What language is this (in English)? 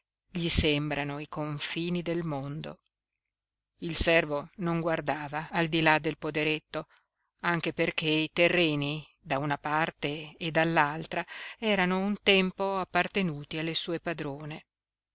Italian